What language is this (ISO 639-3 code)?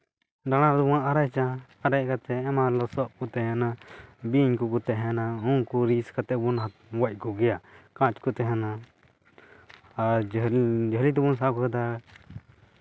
sat